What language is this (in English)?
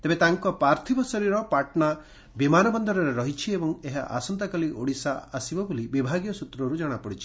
Odia